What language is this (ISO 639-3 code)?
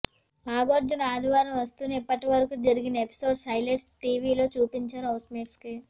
tel